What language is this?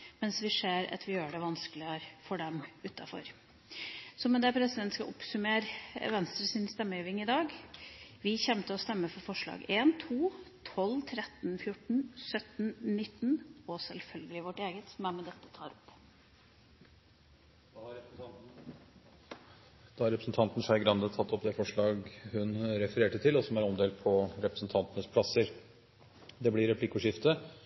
Norwegian Bokmål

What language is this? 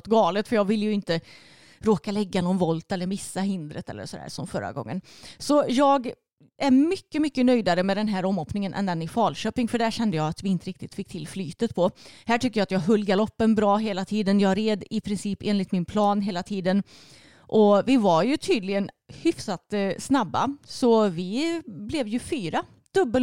Swedish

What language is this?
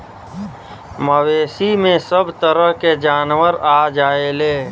Bhojpuri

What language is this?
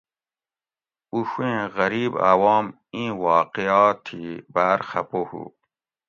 Gawri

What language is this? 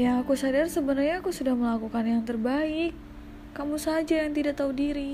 Indonesian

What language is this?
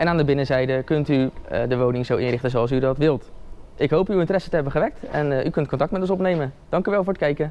Dutch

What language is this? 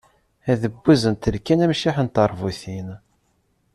Kabyle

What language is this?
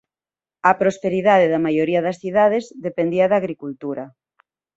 Galician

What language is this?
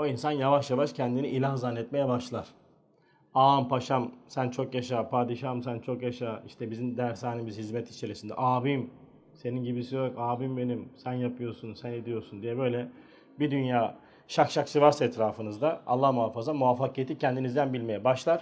Turkish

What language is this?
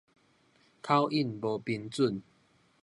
Min Nan Chinese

